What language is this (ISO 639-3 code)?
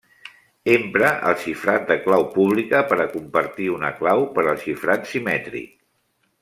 cat